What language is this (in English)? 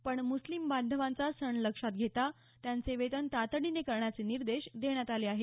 Marathi